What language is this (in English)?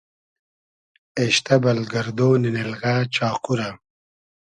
Hazaragi